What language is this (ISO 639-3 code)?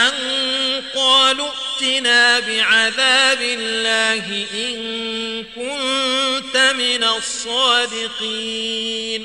ara